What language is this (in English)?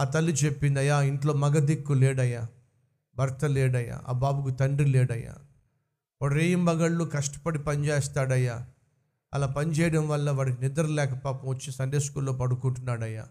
Telugu